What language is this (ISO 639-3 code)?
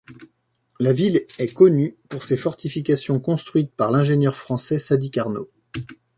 fra